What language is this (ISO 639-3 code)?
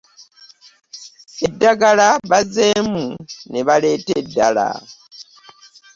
lug